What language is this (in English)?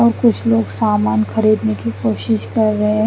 Hindi